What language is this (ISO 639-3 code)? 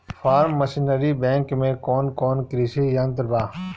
bho